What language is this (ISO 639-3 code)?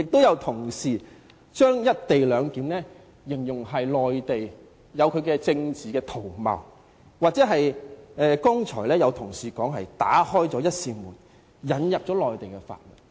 yue